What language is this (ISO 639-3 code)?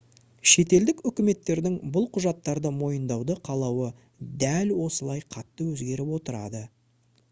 kaz